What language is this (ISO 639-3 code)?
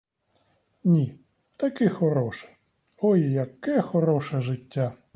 ukr